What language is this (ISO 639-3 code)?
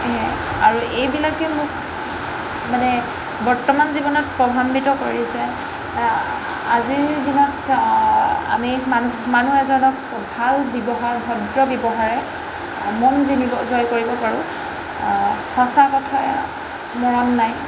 asm